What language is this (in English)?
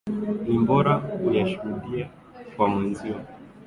Swahili